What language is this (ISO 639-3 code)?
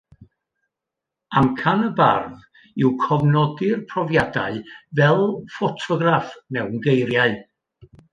cym